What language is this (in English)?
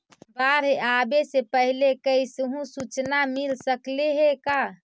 Magahi